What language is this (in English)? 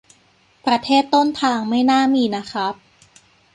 Thai